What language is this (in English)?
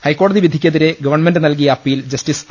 Malayalam